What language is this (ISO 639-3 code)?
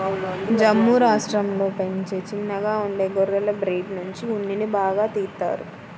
tel